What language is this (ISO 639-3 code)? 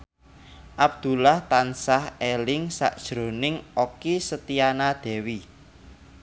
jav